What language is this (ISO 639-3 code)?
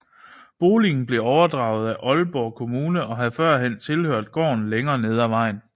dan